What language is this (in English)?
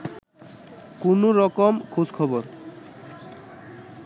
Bangla